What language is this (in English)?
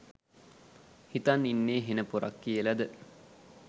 Sinhala